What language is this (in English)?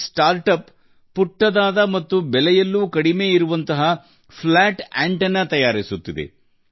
Kannada